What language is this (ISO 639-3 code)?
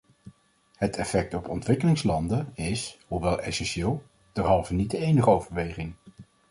nld